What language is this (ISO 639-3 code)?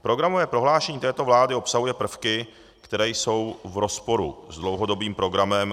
ces